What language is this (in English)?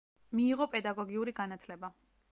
Georgian